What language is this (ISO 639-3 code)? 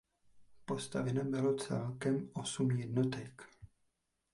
ces